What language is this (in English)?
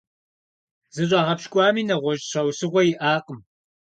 Kabardian